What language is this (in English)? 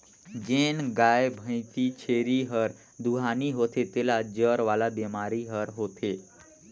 Chhattisgarhi